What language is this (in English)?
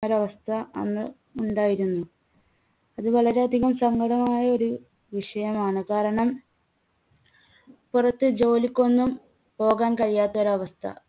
Malayalam